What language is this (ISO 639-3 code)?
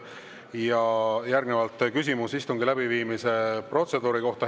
est